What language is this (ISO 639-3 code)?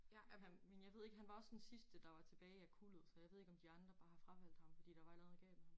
dan